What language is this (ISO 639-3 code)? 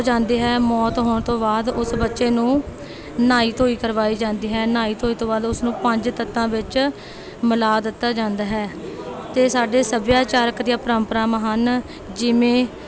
pan